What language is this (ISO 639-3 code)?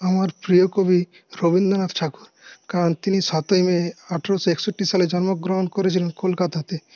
ben